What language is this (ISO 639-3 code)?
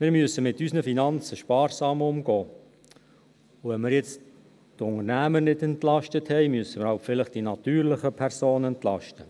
gsw